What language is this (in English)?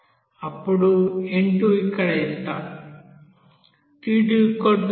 Telugu